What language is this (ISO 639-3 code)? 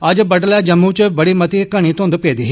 doi